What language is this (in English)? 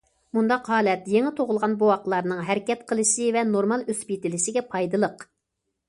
Uyghur